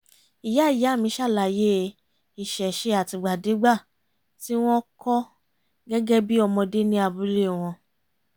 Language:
Yoruba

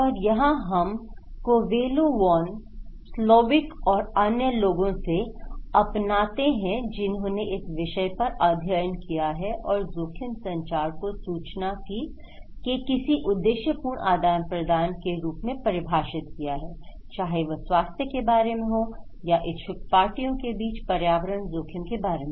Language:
Hindi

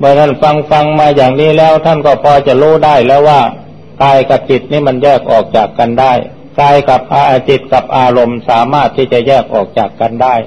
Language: Thai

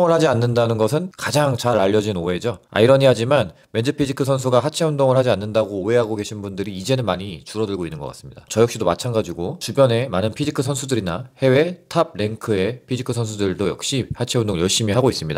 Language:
Korean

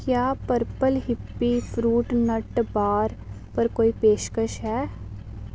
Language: Dogri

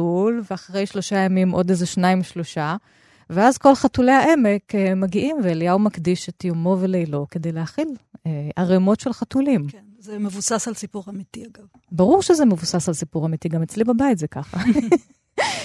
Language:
Hebrew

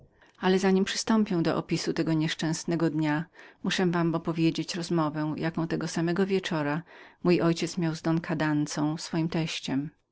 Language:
Polish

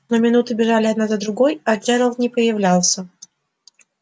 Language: Russian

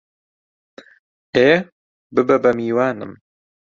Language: Central Kurdish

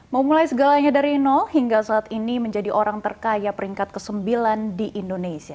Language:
Indonesian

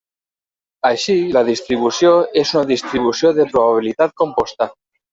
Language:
Catalan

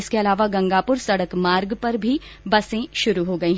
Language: Hindi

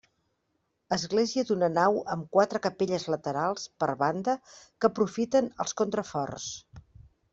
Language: Catalan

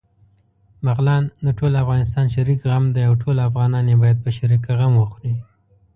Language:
Pashto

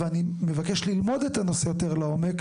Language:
Hebrew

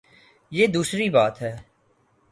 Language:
Urdu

